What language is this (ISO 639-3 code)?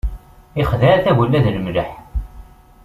kab